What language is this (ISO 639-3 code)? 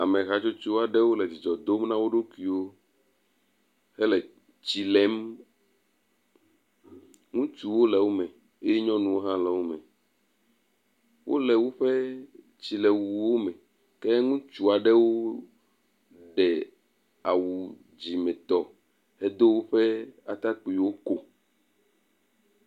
ewe